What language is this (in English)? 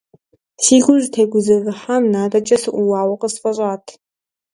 Kabardian